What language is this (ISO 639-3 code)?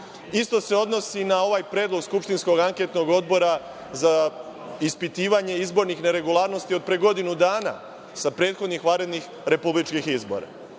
srp